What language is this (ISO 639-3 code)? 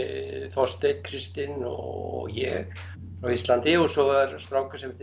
isl